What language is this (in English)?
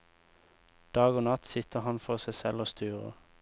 Norwegian